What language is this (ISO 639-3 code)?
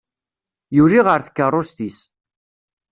kab